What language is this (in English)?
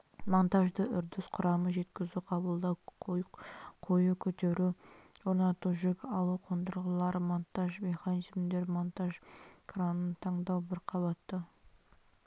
Kazakh